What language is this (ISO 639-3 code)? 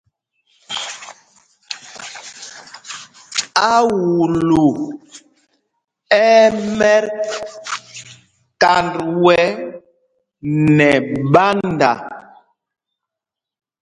mgg